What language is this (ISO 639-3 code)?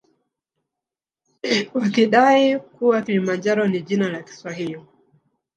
swa